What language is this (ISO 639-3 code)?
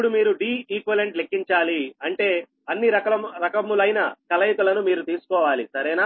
tel